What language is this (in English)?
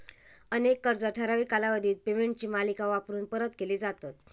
Marathi